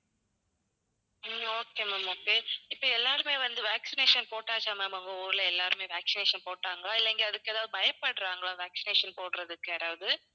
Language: Tamil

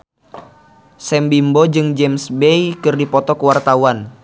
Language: Sundanese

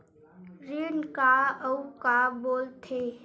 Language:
Chhattisgarhi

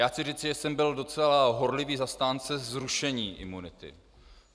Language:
Czech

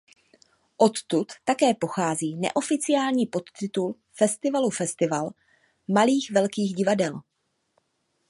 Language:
Czech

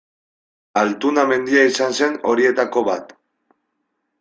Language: Basque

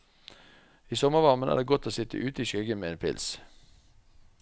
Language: Norwegian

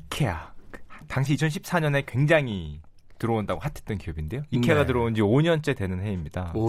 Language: Korean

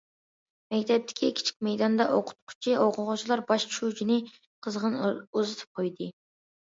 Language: Uyghur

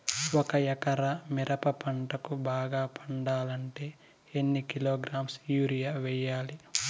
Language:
Telugu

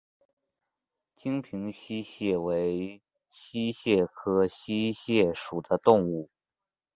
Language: Chinese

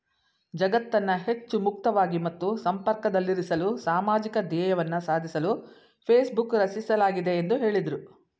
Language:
Kannada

